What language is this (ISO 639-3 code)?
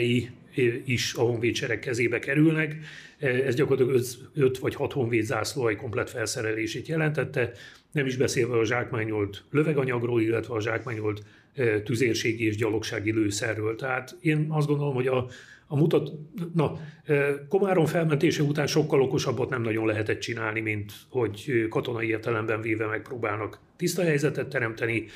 hun